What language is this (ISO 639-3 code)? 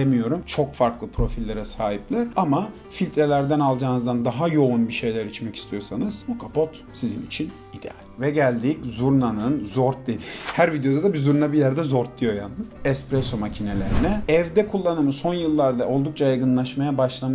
tur